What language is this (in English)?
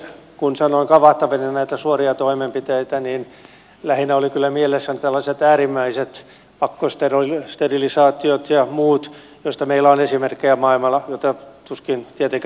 Finnish